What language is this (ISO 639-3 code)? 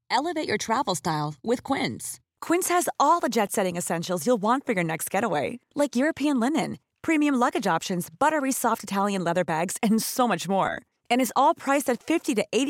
fil